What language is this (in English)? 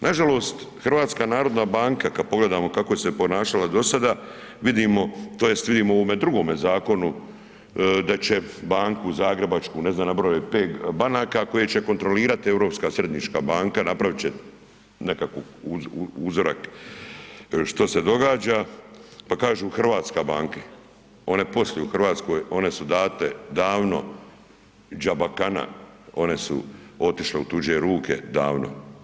Croatian